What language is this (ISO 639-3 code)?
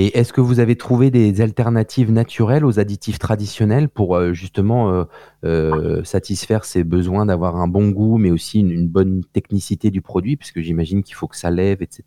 fra